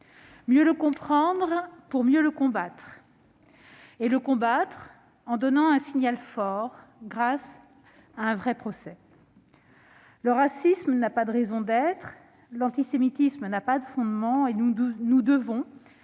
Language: French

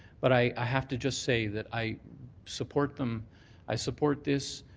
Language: English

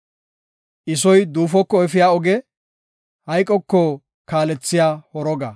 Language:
Gofa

